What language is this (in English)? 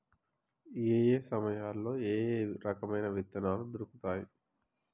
Telugu